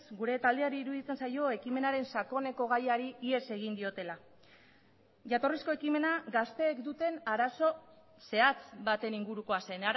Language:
Basque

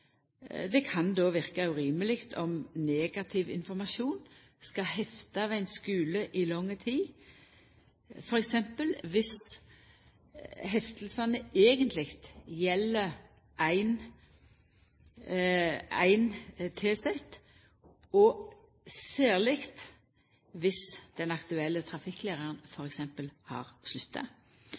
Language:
Norwegian Nynorsk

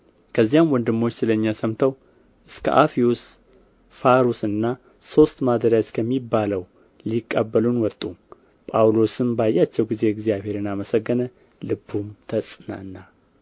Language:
Amharic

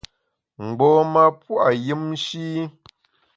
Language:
Bamun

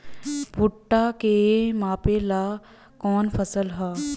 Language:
Bhojpuri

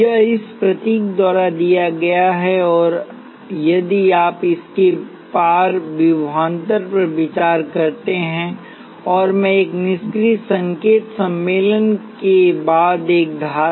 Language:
Hindi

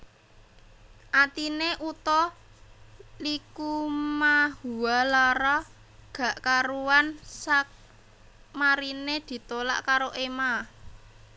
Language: Javanese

